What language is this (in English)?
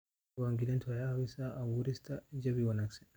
Somali